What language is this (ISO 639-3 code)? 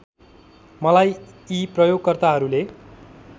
nep